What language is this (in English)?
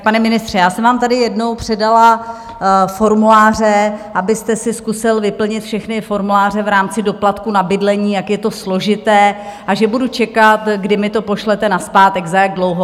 Czech